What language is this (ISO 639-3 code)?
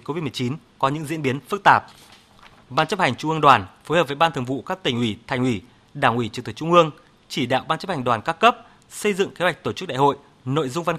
vie